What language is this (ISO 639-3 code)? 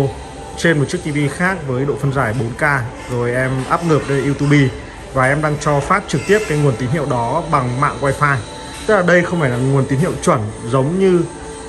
vie